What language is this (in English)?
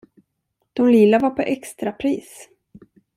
Swedish